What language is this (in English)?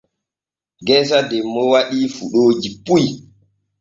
Borgu Fulfulde